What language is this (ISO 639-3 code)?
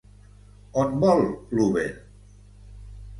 cat